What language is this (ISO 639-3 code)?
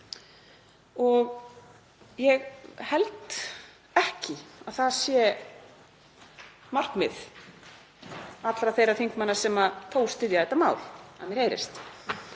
isl